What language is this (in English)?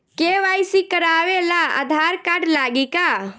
Bhojpuri